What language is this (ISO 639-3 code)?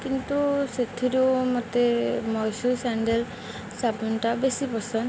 ori